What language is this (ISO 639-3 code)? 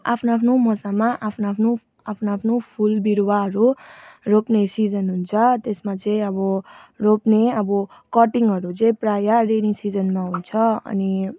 nep